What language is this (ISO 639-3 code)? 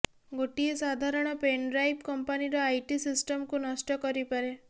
ori